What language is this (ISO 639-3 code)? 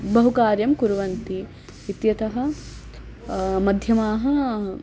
san